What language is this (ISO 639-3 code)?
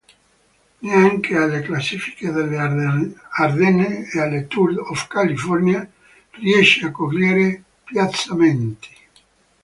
ita